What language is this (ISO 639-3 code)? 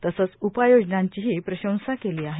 mar